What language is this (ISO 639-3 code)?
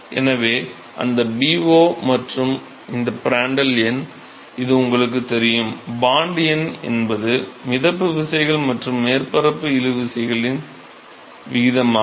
tam